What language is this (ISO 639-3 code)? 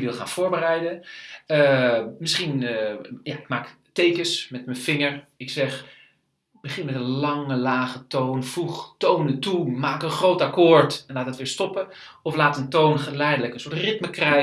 nld